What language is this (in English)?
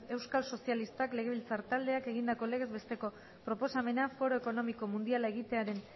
Basque